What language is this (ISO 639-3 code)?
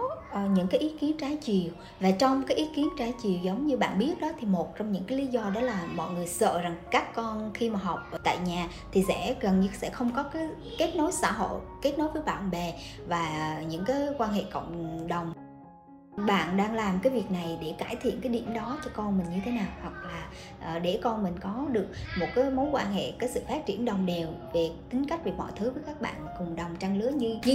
vie